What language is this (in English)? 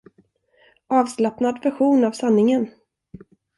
Swedish